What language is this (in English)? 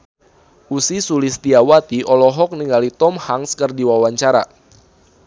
Sundanese